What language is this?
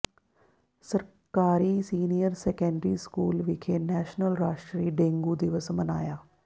Punjabi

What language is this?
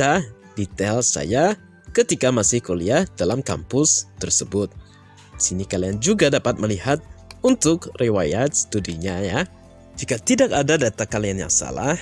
Indonesian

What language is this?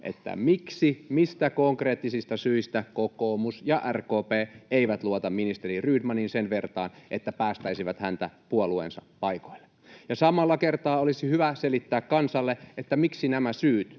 Finnish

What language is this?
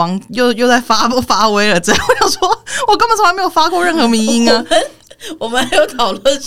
Chinese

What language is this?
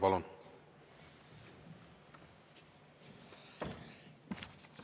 Estonian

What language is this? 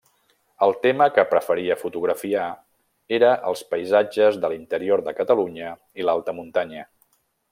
Catalan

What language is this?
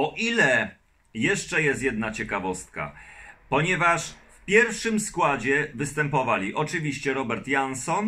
Polish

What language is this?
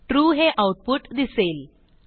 Marathi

